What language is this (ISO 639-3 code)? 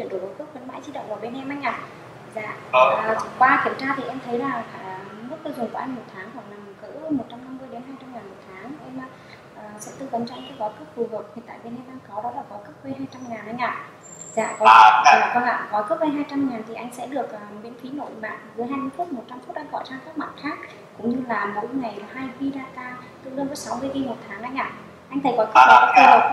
vie